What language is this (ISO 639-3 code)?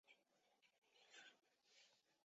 zho